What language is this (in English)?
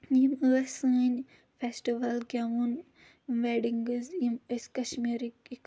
Kashmiri